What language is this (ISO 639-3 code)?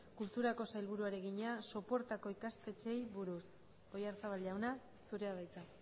eus